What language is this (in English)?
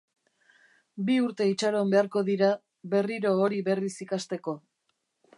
Basque